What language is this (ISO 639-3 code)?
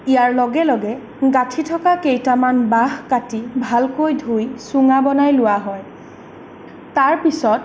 asm